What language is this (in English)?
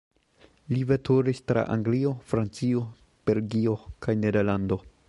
Esperanto